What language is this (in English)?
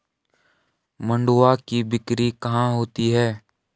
Hindi